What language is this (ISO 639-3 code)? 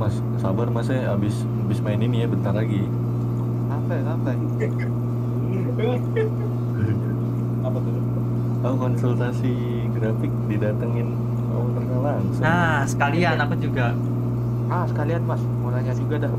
ind